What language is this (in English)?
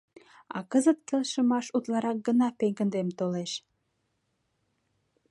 Mari